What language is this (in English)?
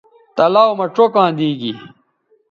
Bateri